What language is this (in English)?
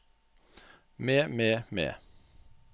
Norwegian